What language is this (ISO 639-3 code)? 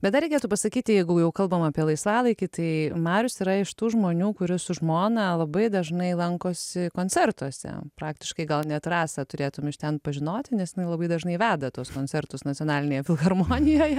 lit